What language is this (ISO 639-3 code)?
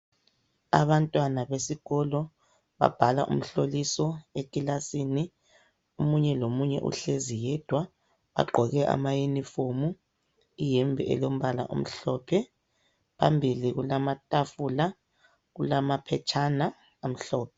nde